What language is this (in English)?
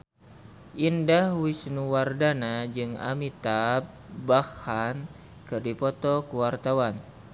Sundanese